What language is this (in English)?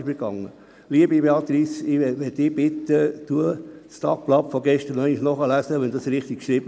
Swiss German